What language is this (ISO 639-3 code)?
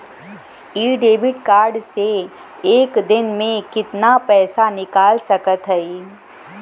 bho